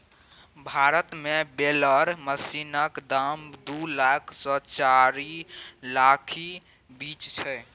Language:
Maithili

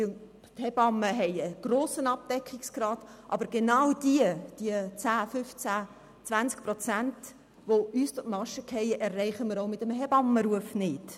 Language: Swiss German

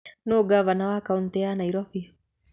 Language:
Kikuyu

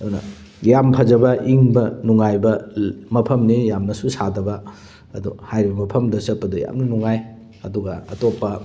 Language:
Manipuri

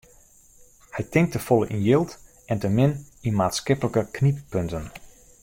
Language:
Western Frisian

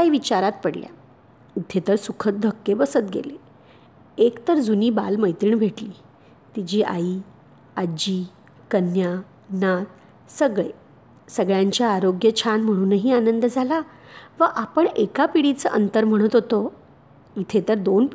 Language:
Marathi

